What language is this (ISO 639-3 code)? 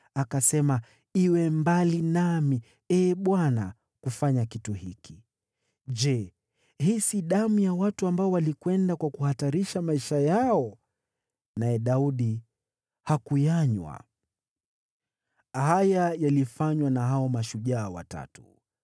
swa